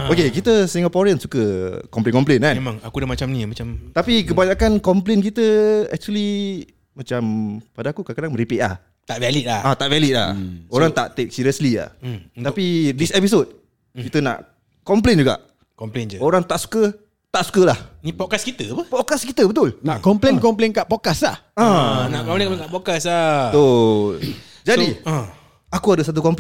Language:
Malay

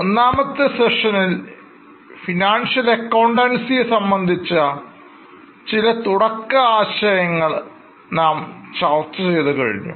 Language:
Malayalam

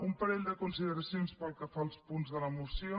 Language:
Catalan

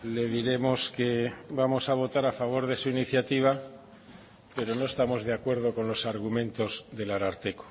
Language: Spanish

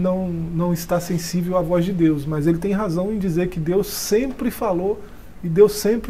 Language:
Portuguese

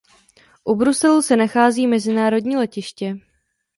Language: Czech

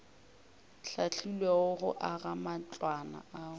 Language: Northern Sotho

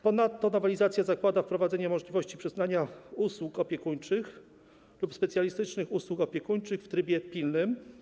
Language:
Polish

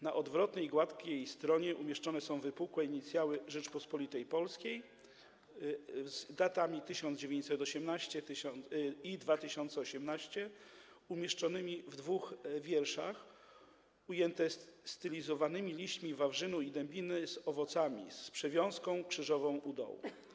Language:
Polish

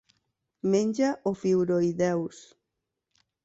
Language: Catalan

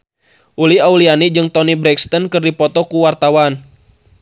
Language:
Sundanese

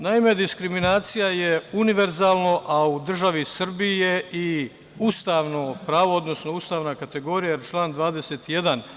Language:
Serbian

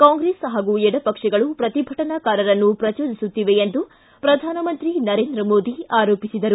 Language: Kannada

